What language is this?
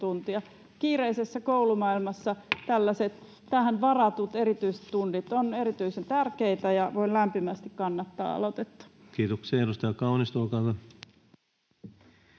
Finnish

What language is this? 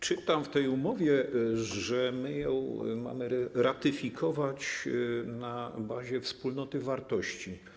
Polish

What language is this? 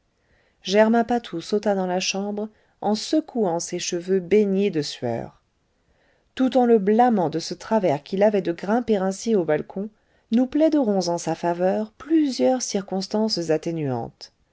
French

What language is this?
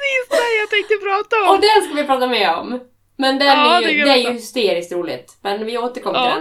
Swedish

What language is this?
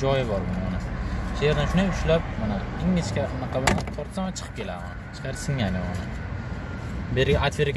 Turkish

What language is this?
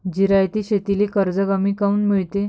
Marathi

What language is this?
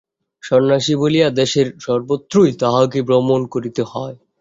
Bangla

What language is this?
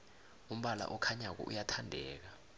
South Ndebele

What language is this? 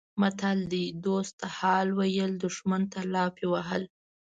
Pashto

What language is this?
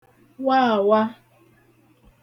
Igbo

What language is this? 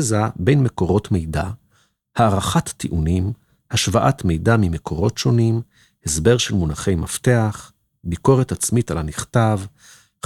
Hebrew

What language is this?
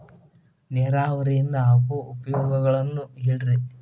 Kannada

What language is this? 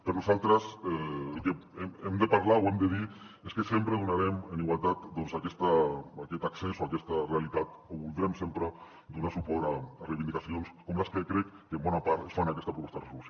Catalan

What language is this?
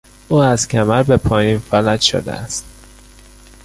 Persian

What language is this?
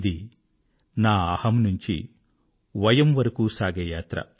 Telugu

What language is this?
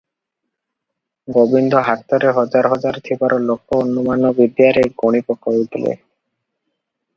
Odia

